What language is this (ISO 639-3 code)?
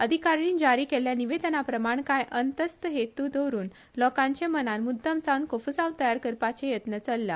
kok